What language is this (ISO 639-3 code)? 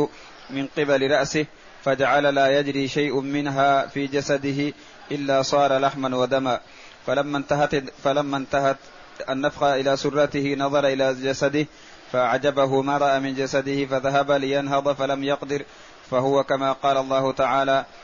ara